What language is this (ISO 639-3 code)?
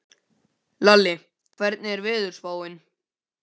isl